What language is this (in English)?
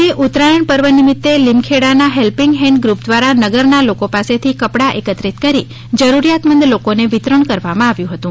Gujarati